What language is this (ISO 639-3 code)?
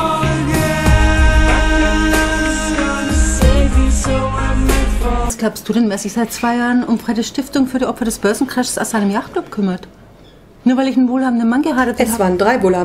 deu